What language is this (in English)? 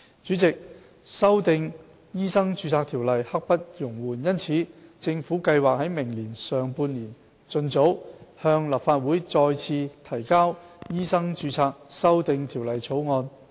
Cantonese